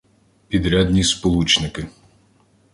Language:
Ukrainian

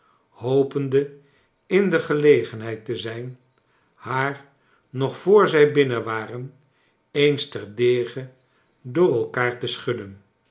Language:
Dutch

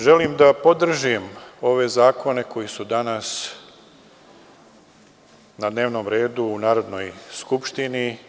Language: Serbian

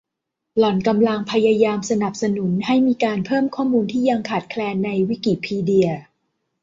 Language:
Thai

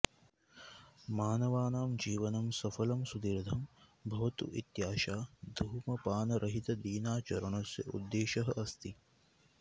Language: Sanskrit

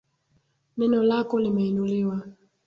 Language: Swahili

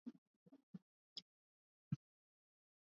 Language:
Swahili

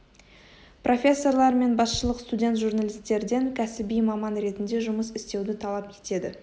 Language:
Kazakh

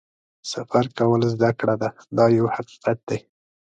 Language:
Pashto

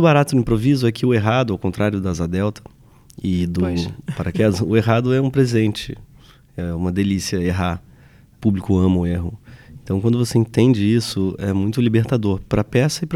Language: Portuguese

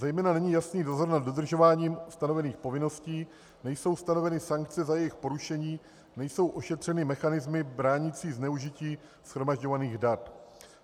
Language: Czech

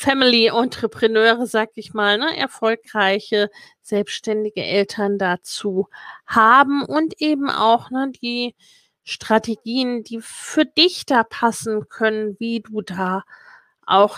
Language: German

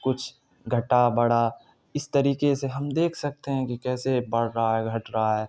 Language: Urdu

